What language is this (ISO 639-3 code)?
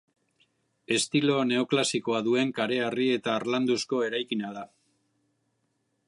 eus